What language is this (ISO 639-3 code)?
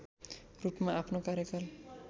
nep